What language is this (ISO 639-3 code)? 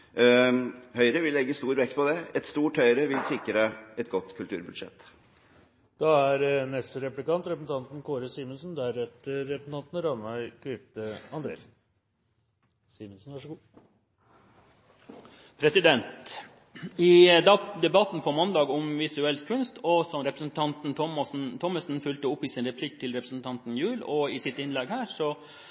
nob